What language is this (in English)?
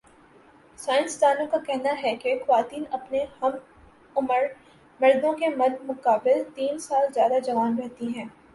Urdu